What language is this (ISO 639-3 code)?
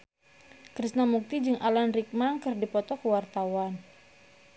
sun